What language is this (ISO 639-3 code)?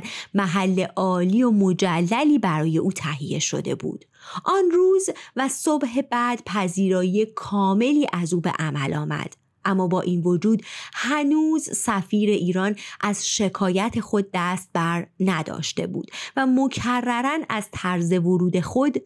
fas